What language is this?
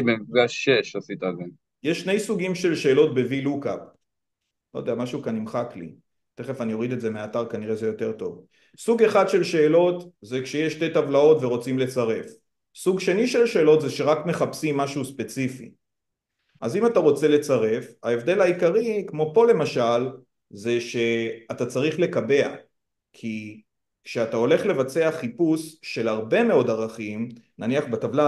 Hebrew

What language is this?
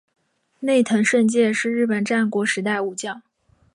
Chinese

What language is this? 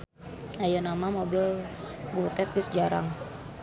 Sundanese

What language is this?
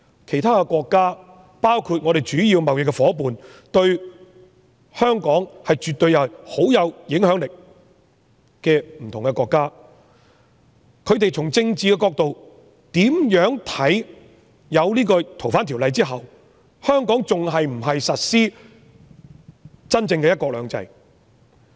Cantonese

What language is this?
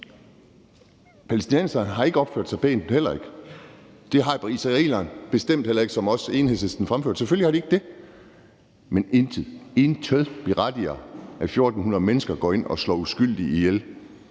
Danish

